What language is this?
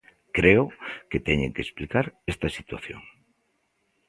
Galician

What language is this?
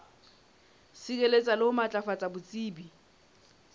Southern Sotho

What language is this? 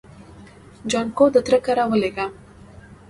Pashto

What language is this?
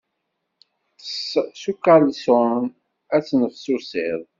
Kabyle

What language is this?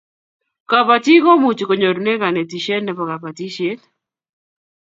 Kalenjin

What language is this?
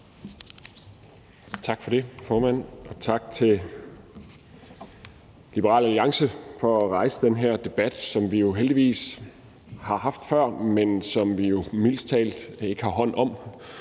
Danish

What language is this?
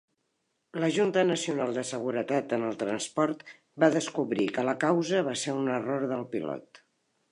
Catalan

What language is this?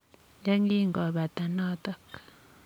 Kalenjin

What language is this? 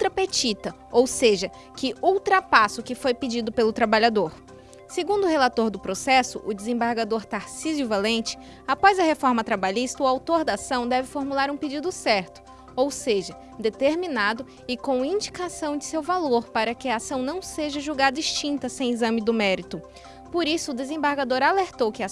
Portuguese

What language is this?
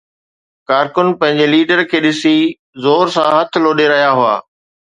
Sindhi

